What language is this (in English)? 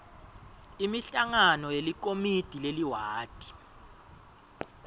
Swati